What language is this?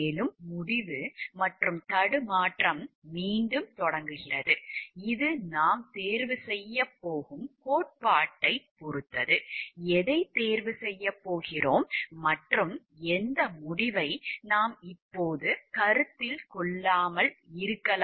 Tamil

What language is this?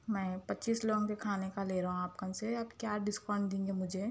Urdu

